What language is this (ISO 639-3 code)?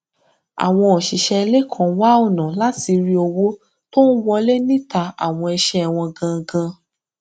yor